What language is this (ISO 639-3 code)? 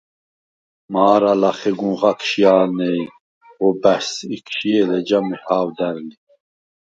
sva